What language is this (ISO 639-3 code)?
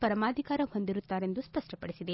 kan